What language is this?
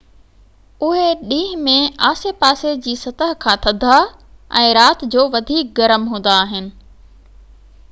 Sindhi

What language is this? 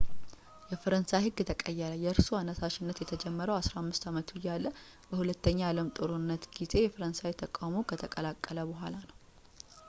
Amharic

